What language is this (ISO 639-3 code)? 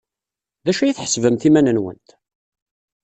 kab